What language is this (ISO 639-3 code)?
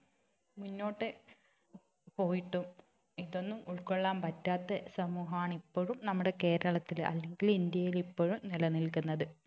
mal